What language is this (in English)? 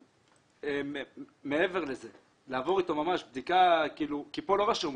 Hebrew